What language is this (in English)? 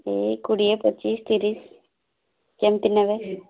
Odia